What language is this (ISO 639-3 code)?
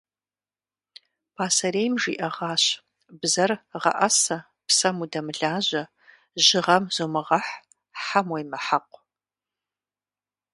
kbd